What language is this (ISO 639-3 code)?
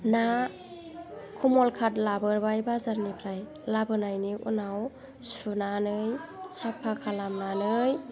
brx